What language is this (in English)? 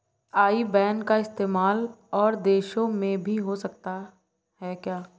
Hindi